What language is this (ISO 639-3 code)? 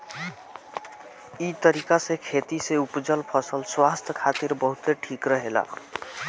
bho